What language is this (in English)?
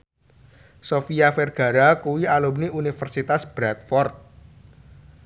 Javanese